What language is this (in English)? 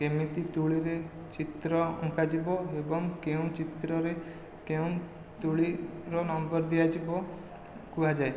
Odia